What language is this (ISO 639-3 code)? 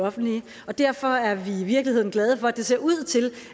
dan